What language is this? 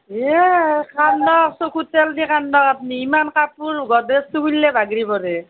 Assamese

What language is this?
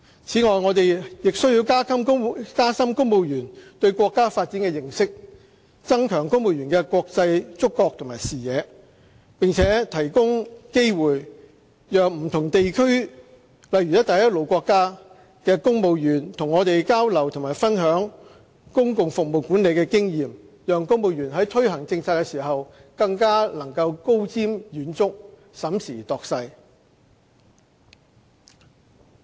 Cantonese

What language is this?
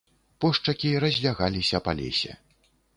Belarusian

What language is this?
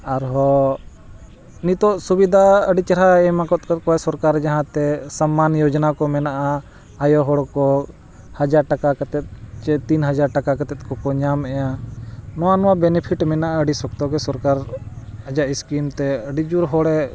Santali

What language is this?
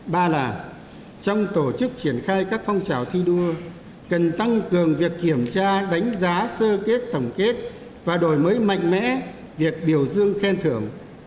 Vietnamese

